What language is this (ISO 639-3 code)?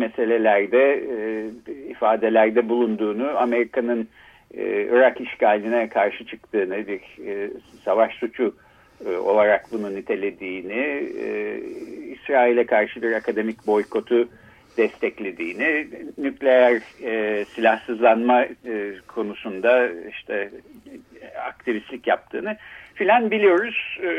tur